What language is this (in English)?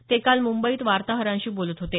Marathi